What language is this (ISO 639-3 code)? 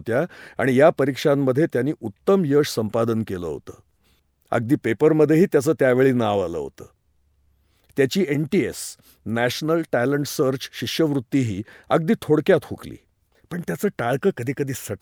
hin